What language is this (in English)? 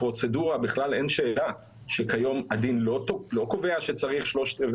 Hebrew